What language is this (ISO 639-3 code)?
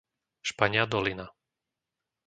slk